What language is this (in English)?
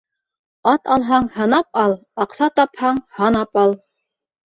Bashkir